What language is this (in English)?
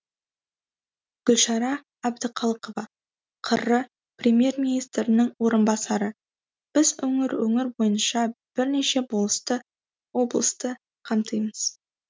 Kazakh